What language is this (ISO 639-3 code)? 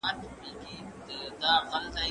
pus